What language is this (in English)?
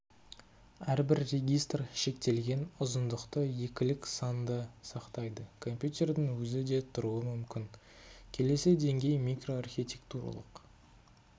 Kazakh